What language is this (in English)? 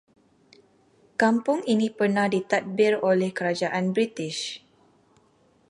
Malay